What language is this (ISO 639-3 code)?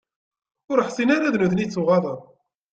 kab